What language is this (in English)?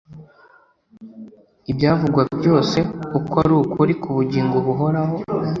Kinyarwanda